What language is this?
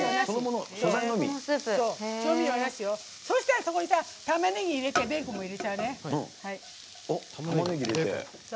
Japanese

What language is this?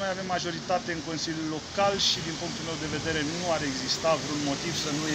Romanian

